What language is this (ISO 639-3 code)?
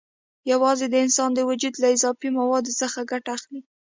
pus